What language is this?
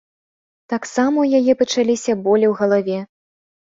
Belarusian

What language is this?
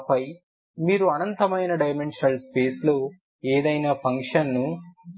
Telugu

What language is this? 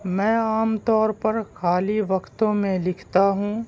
Urdu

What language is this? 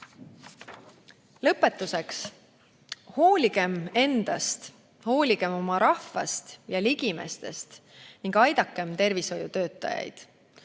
Estonian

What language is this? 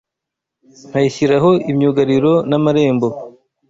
Kinyarwanda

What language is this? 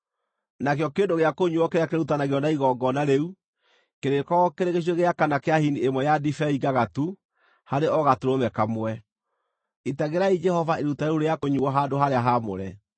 Kikuyu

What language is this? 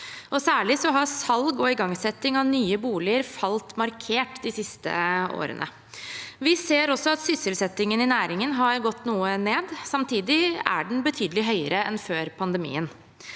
Norwegian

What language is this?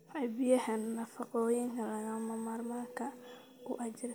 Somali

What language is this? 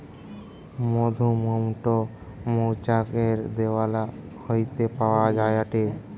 Bangla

